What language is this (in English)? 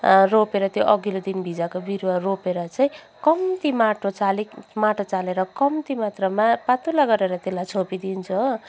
Nepali